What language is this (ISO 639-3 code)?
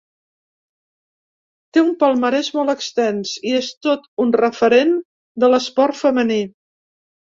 cat